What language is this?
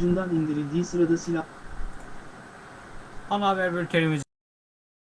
Turkish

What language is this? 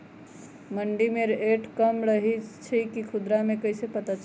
Magahi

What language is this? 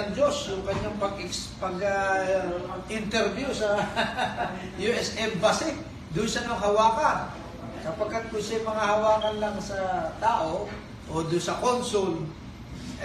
Filipino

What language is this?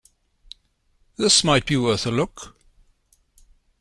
English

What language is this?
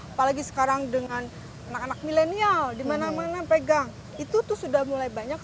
Indonesian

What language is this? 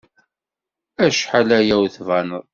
Kabyle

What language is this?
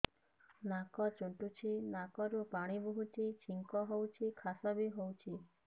Odia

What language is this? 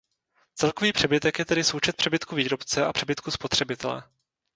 Czech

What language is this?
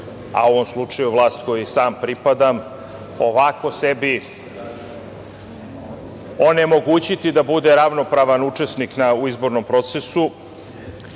Serbian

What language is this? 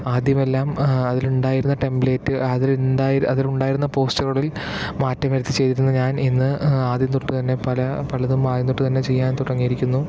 Malayalam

